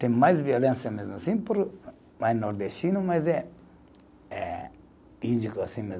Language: Portuguese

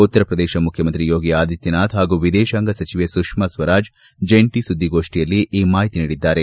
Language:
Kannada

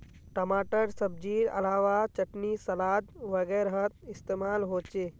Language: Magahi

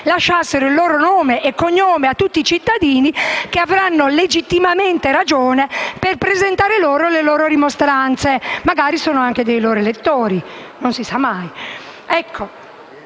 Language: Italian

